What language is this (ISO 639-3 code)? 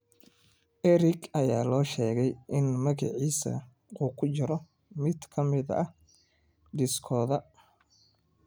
som